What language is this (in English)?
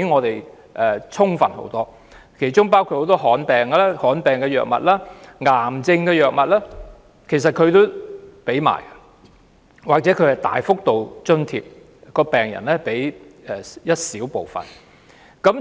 Cantonese